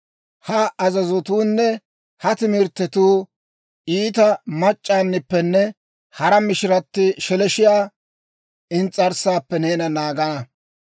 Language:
Dawro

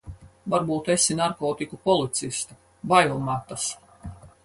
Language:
Latvian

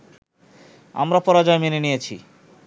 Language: Bangla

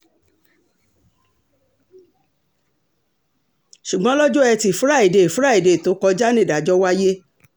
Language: Yoruba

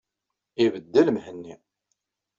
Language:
Kabyle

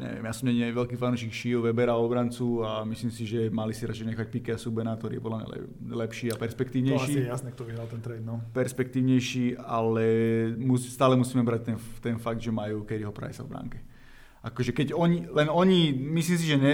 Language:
Slovak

